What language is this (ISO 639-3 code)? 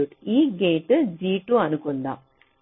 tel